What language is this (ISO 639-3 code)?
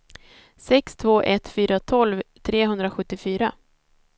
swe